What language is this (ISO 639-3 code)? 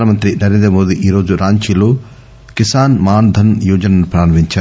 tel